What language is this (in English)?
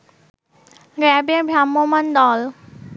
Bangla